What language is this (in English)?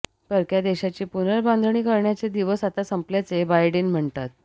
Marathi